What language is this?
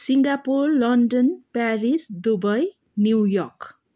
Nepali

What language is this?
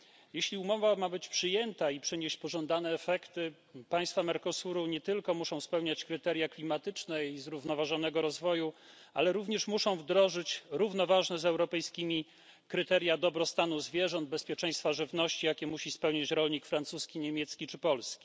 Polish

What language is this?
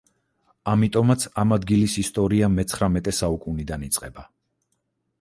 Georgian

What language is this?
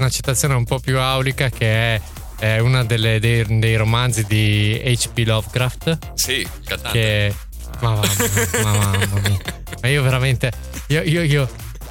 Italian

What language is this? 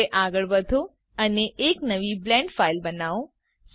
Gujarati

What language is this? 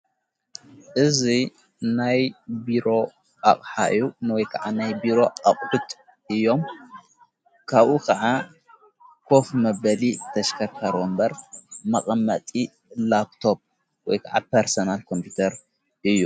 Tigrinya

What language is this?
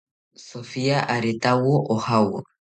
South Ucayali Ashéninka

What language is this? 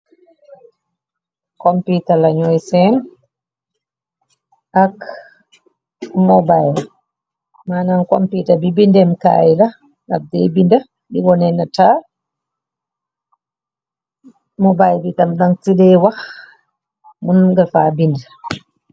Wolof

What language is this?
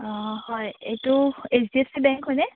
Assamese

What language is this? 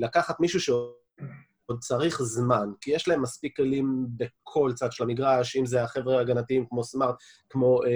Hebrew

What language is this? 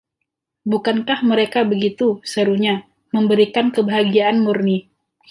Indonesian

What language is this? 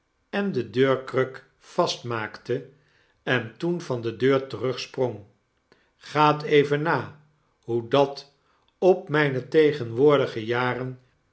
Dutch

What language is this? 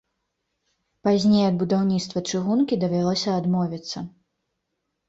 Belarusian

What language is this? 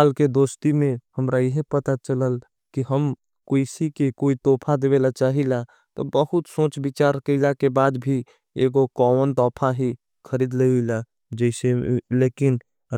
Angika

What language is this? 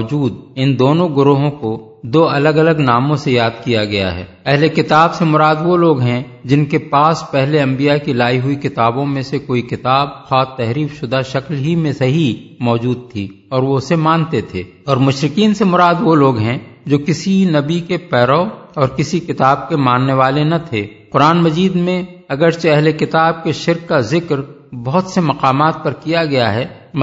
Urdu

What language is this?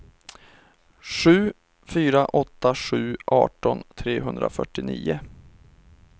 Swedish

